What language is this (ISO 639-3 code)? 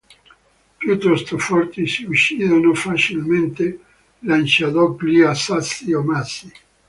ita